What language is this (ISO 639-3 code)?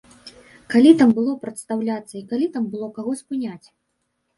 bel